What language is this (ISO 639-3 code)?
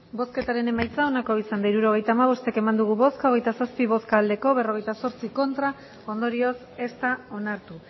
eus